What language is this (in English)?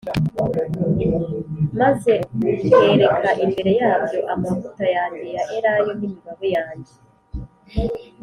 Kinyarwanda